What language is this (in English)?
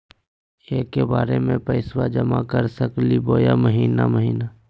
Magahi